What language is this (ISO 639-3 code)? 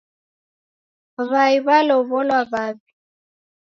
dav